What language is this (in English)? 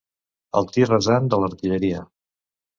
Catalan